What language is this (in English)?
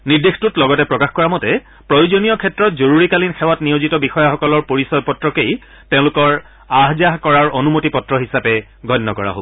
Assamese